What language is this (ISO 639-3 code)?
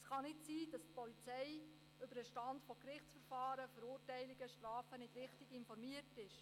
gsw